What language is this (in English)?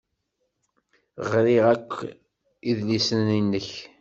Kabyle